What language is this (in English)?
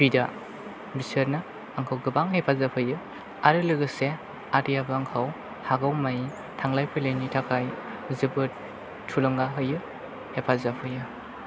Bodo